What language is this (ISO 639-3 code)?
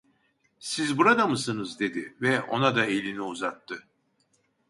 tur